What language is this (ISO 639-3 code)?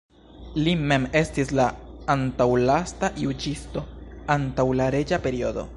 epo